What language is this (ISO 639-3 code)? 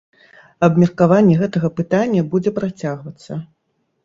bel